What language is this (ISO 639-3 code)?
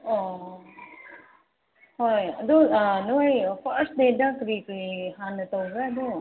mni